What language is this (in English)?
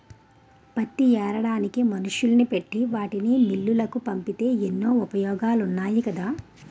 Telugu